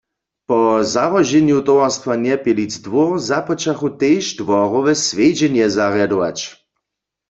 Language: Upper Sorbian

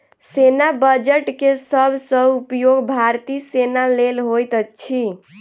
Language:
Maithili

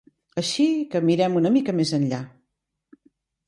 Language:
Catalan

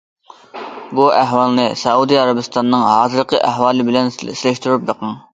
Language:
Uyghur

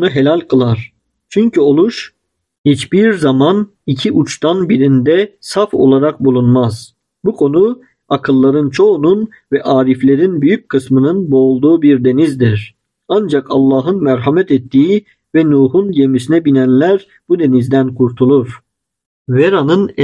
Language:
Turkish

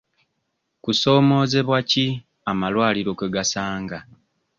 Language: Ganda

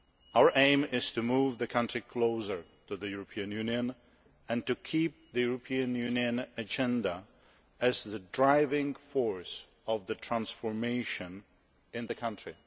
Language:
English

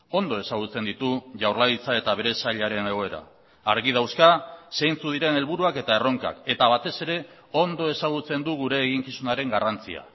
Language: Basque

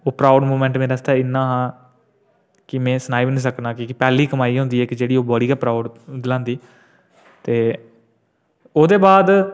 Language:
Dogri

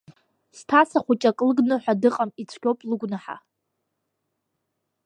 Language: Abkhazian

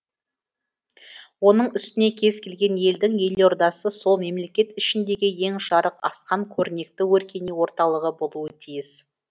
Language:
Kazakh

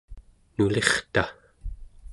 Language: Central Yupik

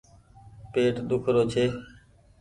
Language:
Goaria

